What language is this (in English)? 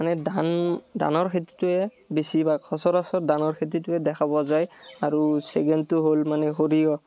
Assamese